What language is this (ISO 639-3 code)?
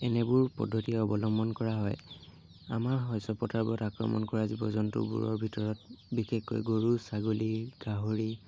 asm